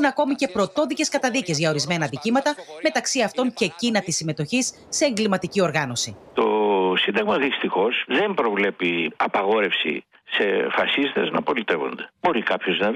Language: Greek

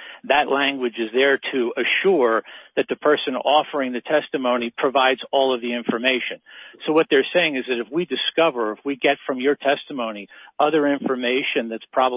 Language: English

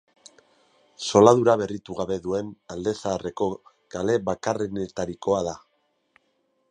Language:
Basque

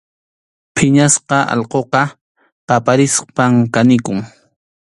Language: Arequipa-La Unión Quechua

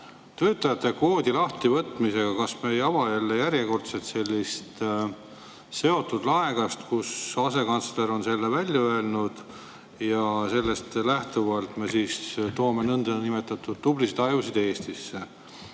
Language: Estonian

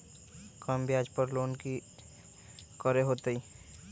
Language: Magahi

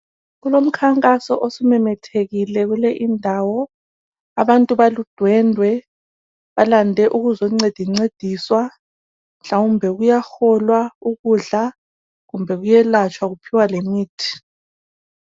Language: North Ndebele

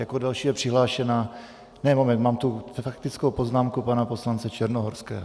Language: Czech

